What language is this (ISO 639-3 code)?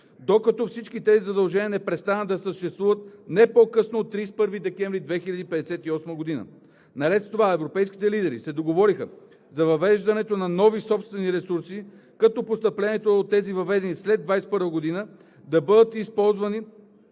bul